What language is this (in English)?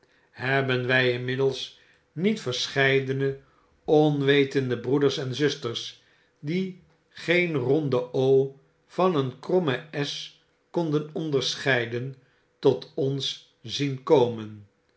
Dutch